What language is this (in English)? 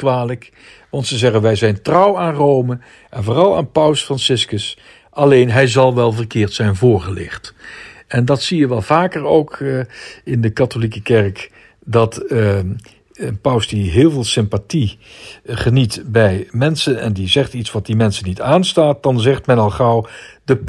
Dutch